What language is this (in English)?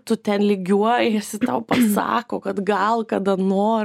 Lithuanian